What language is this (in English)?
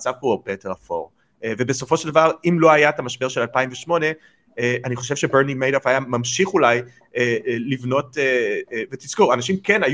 Hebrew